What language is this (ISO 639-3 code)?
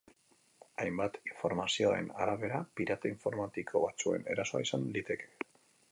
eus